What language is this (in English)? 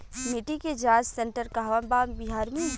Bhojpuri